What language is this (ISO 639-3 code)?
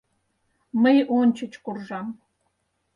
chm